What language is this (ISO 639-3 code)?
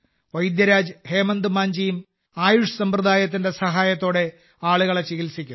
mal